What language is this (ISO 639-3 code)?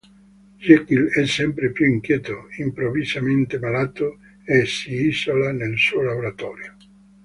ita